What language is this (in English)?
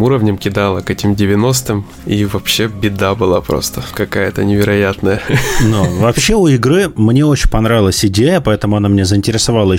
Russian